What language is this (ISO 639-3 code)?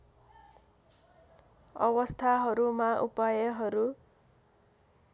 nep